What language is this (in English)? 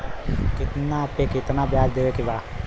Bhojpuri